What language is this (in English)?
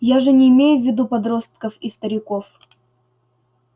Russian